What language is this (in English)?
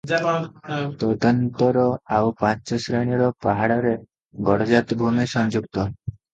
Odia